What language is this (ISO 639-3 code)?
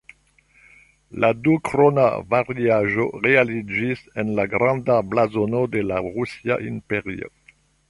epo